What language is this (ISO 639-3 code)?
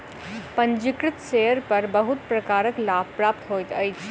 mai